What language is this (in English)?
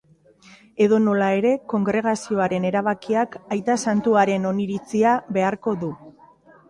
Basque